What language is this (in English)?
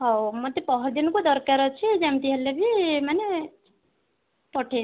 Odia